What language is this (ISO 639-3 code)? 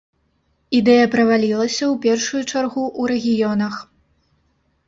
bel